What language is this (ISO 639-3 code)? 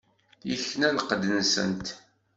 kab